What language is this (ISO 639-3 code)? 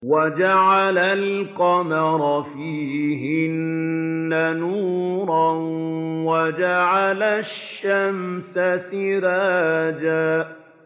ara